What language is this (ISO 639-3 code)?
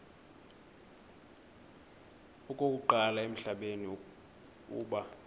xho